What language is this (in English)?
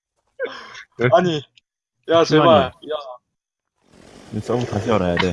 Korean